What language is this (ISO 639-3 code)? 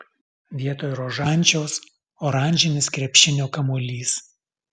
lit